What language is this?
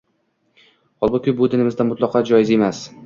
Uzbek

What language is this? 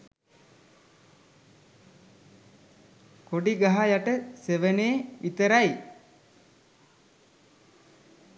Sinhala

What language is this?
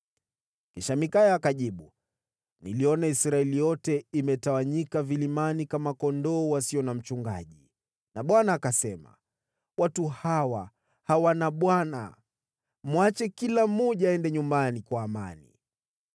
Swahili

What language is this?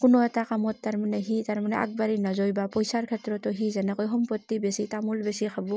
Assamese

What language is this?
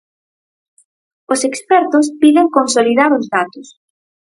Galician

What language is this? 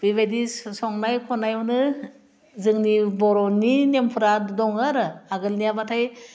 Bodo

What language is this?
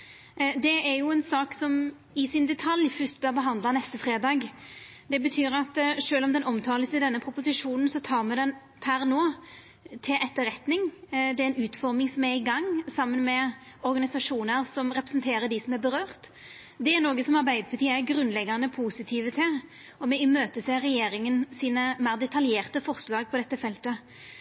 Norwegian Nynorsk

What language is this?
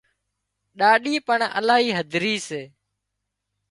Wadiyara Koli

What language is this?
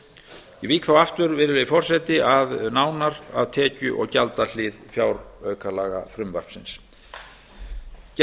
Icelandic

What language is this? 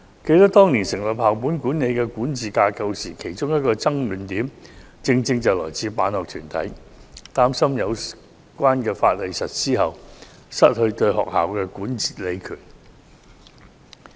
Cantonese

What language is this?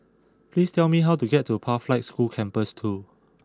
English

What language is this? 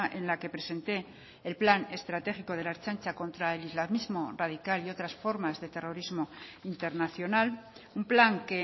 Spanish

